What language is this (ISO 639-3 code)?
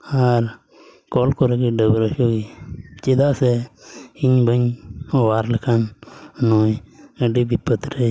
sat